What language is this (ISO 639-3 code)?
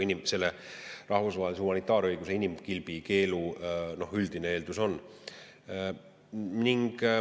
est